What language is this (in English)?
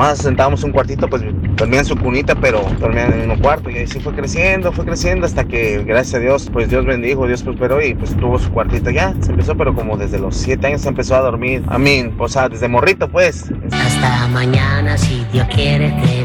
Spanish